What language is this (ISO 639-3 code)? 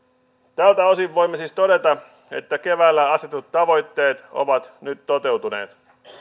fin